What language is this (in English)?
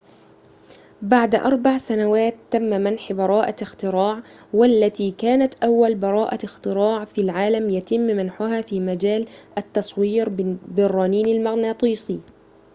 Arabic